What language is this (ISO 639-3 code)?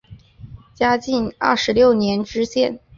zho